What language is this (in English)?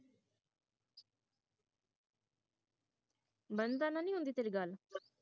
Punjabi